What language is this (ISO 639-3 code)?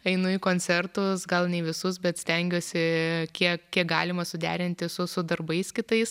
lit